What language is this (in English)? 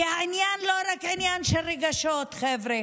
Hebrew